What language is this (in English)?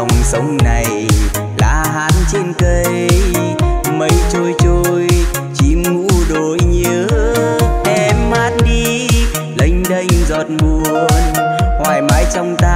Vietnamese